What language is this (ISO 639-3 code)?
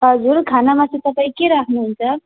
nep